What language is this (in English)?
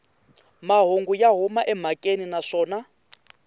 Tsonga